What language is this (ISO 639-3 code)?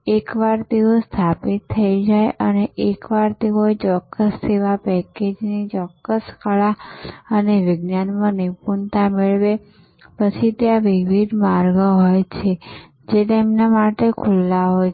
guj